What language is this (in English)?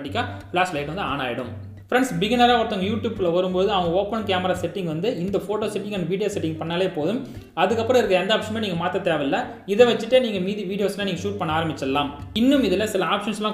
Romanian